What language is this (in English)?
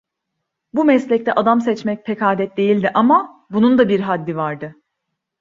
Turkish